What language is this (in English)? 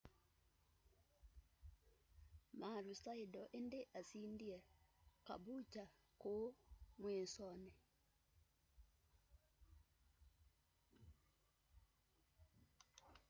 Kamba